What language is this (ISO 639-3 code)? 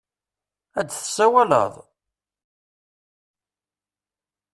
kab